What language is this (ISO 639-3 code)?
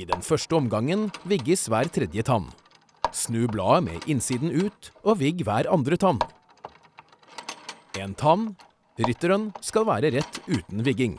nld